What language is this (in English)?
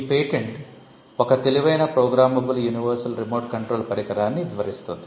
Telugu